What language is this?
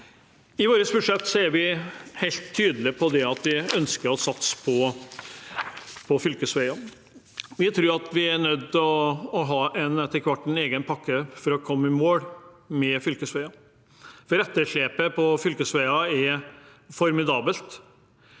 Norwegian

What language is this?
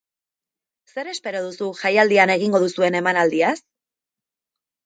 Basque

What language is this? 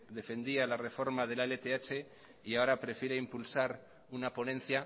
Spanish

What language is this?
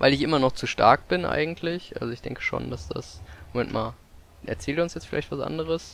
German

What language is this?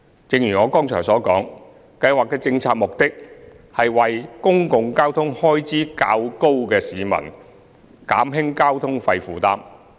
Cantonese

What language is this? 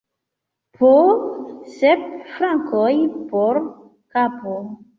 Esperanto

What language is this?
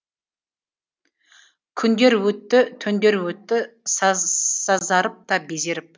Kazakh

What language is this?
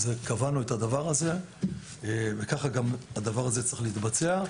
Hebrew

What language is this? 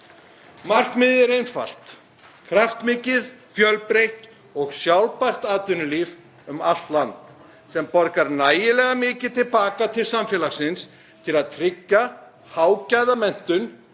Icelandic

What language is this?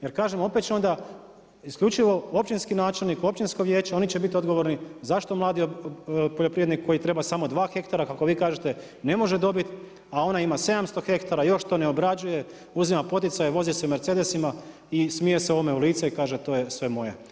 Croatian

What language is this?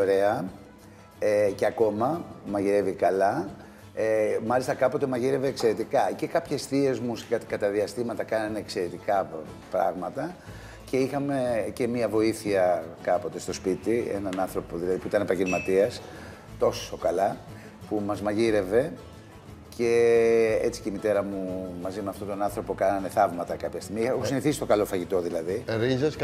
Greek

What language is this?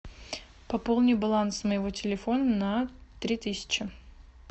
Russian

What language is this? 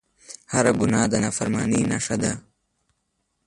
Pashto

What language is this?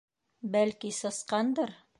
Bashkir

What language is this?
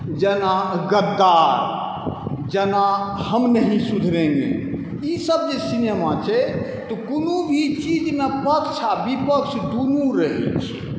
Maithili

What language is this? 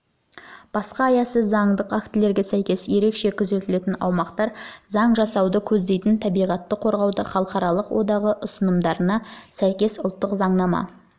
Kazakh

